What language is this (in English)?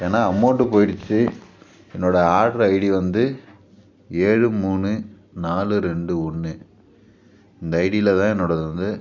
Tamil